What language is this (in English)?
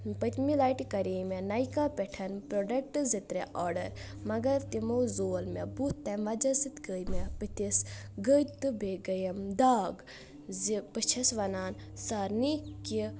Kashmiri